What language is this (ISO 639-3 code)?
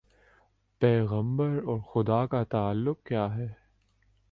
urd